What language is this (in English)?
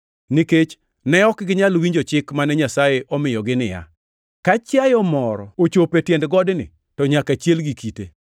Luo (Kenya and Tanzania)